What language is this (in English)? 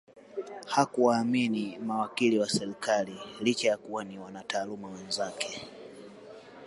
Swahili